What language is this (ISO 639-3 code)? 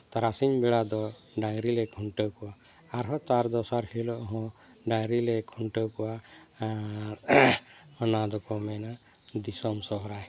sat